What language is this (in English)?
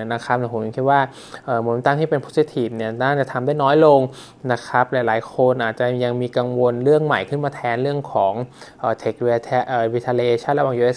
Thai